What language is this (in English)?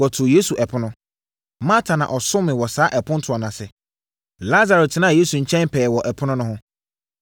Akan